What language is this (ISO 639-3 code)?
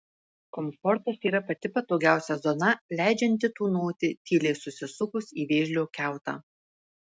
lit